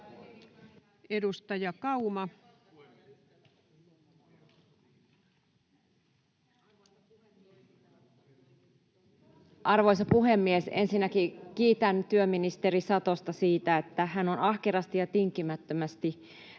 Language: Finnish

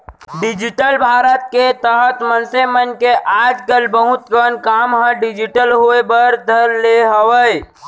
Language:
Chhattisgarhi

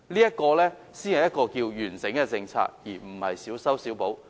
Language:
Cantonese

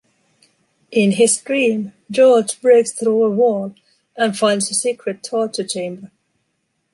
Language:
English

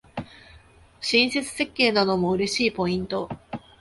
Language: Japanese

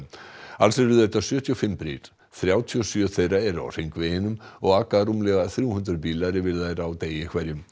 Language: Icelandic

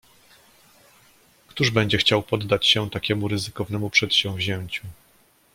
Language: Polish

